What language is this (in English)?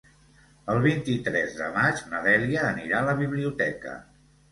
Catalan